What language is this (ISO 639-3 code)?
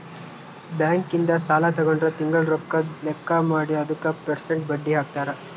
kan